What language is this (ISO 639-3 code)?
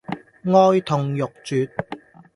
yue